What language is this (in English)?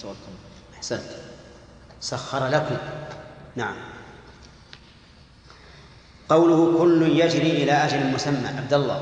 Arabic